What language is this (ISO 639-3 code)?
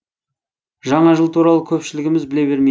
kaz